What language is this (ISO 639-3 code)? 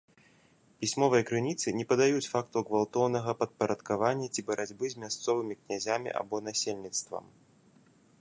bel